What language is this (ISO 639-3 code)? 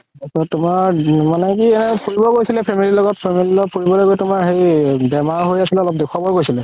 asm